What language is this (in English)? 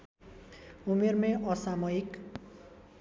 Nepali